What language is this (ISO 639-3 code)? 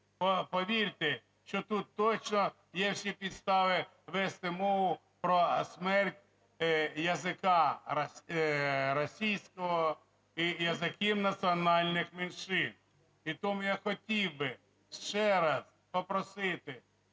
ukr